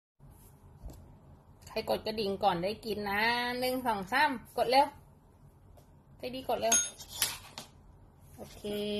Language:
Thai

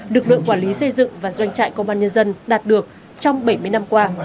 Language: Vietnamese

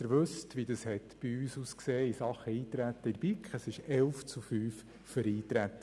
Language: Swiss German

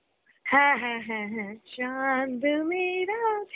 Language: Bangla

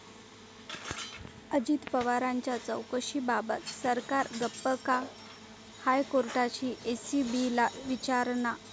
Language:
Marathi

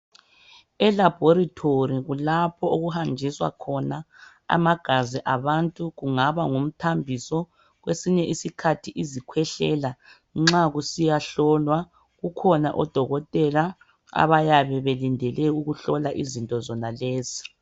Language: North Ndebele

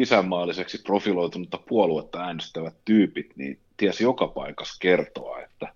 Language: Finnish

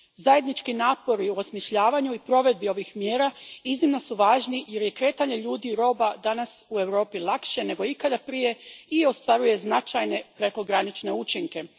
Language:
Croatian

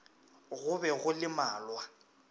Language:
Northern Sotho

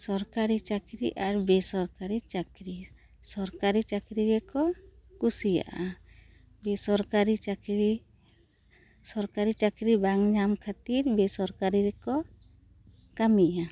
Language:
Santali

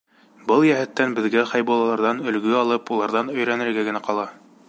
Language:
Bashkir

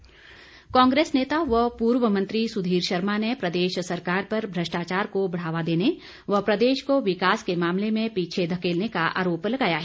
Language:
Hindi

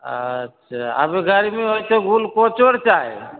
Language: Maithili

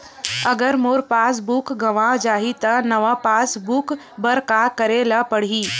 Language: Chhattisgarhi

